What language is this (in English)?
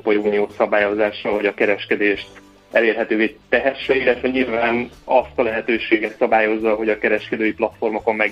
Hungarian